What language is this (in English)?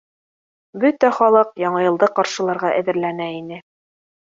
Bashkir